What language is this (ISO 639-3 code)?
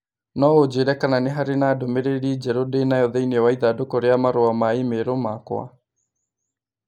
kik